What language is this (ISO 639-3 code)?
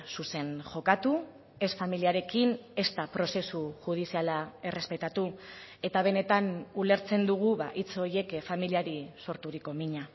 eus